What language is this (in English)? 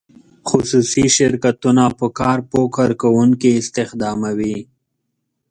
Pashto